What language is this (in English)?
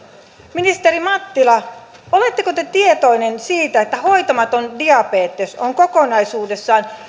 Finnish